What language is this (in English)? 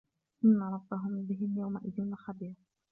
Arabic